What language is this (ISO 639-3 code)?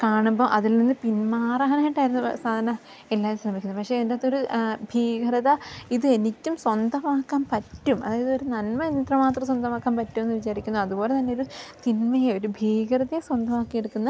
mal